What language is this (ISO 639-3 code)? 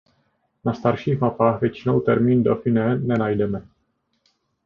ces